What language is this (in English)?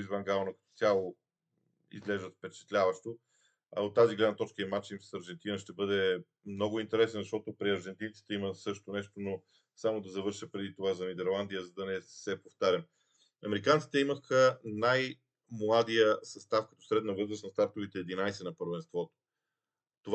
Bulgarian